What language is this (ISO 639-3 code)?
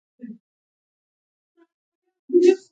pus